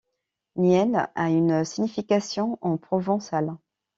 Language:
French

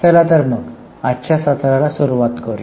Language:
Marathi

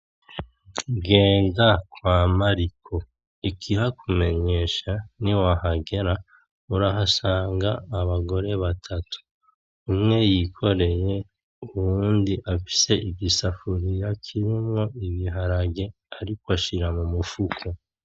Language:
Rundi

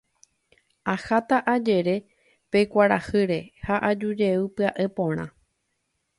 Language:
Guarani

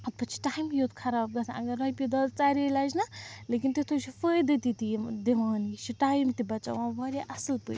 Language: Kashmiri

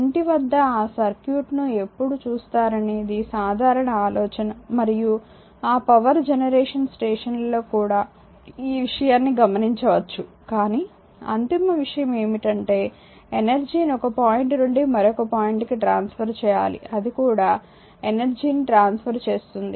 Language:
Telugu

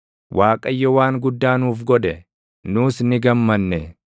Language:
Oromo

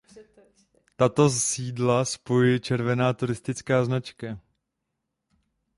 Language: Czech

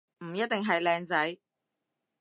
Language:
Cantonese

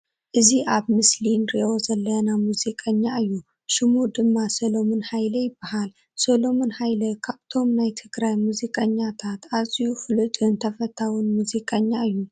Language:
Tigrinya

